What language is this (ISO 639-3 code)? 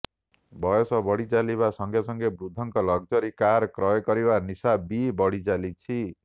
ori